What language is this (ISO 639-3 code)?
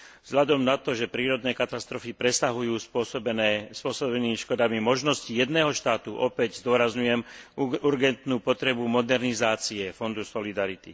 slk